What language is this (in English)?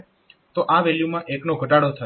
Gujarati